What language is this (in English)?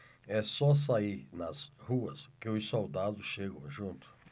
Portuguese